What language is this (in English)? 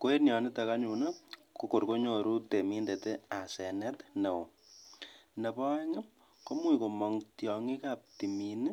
Kalenjin